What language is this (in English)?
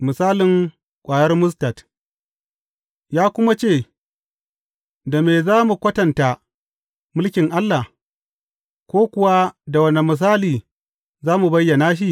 Hausa